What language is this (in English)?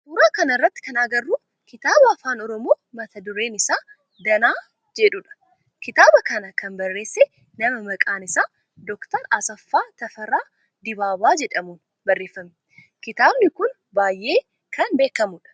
Oromo